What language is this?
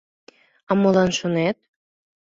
Mari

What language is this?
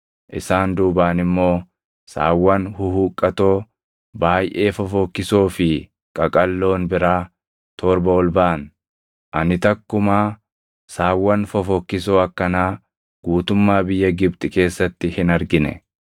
Oromo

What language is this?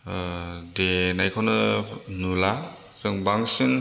Bodo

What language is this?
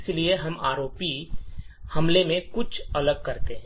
Hindi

